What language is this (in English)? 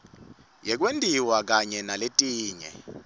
Swati